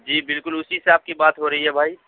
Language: Urdu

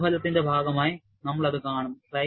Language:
Malayalam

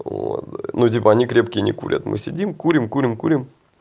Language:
Russian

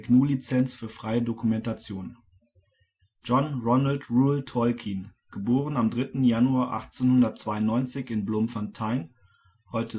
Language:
German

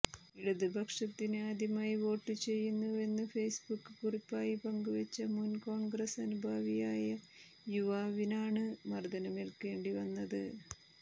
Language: Malayalam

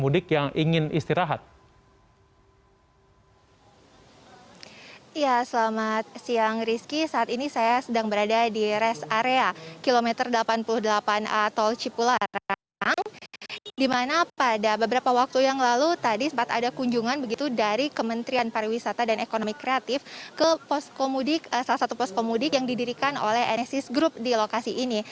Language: Indonesian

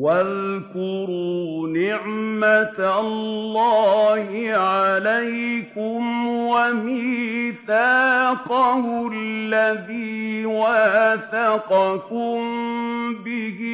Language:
Arabic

